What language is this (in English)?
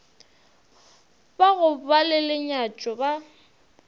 Northern Sotho